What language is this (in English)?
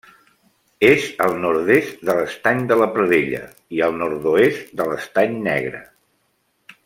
Catalan